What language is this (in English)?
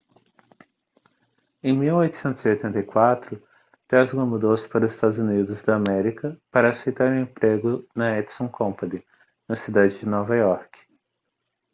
Portuguese